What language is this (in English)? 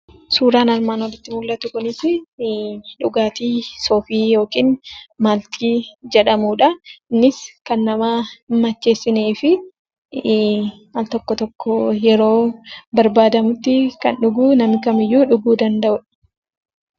Oromo